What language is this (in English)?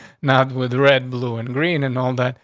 English